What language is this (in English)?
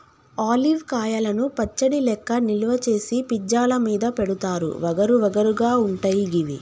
Telugu